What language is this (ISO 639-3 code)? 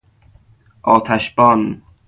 fas